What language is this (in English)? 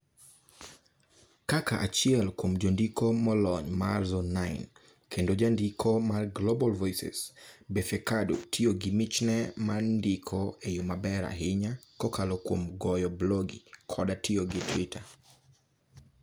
Luo (Kenya and Tanzania)